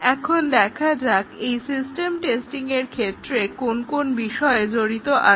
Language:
Bangla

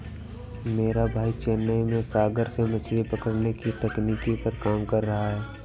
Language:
Hindi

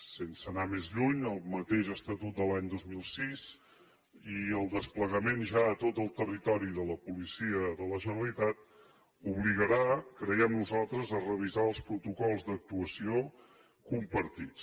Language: Catalan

